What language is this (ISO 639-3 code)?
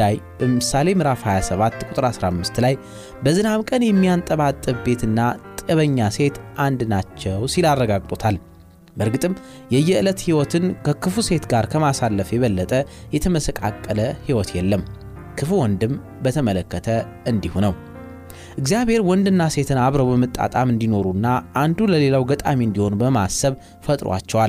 amh